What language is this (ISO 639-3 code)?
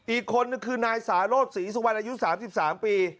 tha